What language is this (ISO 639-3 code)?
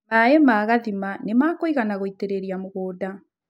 kik